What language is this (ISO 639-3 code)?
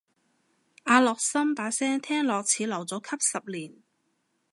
yue